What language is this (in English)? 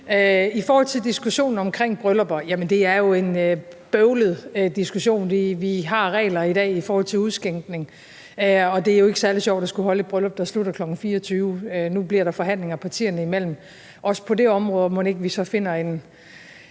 Danish